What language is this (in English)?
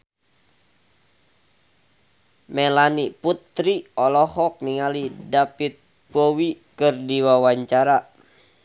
Sundanese